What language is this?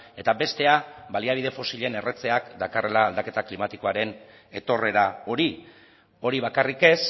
Basque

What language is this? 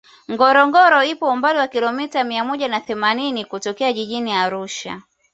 Swahili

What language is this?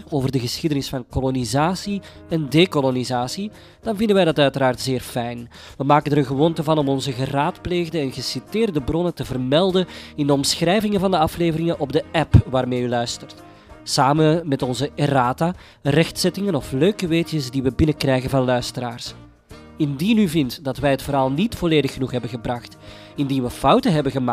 Dutch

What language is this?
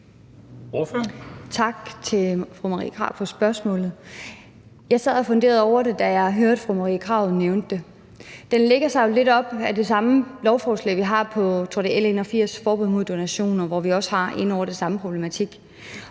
Danish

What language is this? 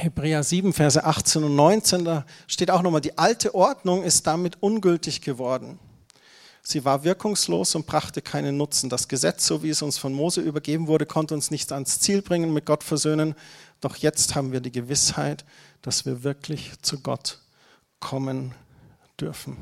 German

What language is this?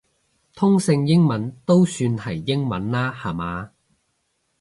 Cantonese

